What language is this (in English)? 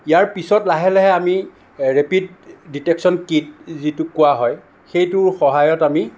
Assamese